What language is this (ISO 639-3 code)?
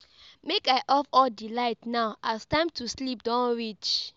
pcm